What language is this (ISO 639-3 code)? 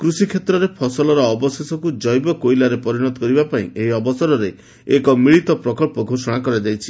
ori